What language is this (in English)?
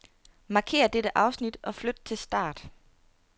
Danish